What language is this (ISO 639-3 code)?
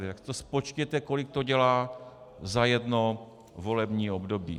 ces